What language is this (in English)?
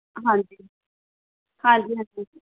Punjabi